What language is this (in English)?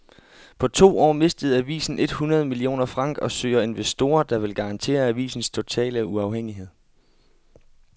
Danish